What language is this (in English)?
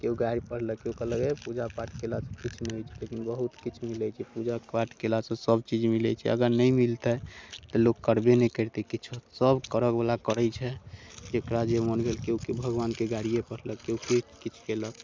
Maithili